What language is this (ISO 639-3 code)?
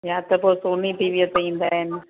snd